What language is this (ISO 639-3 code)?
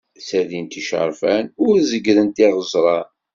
kab